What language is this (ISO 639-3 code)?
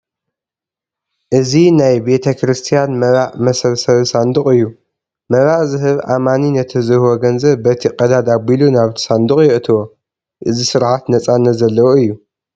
tir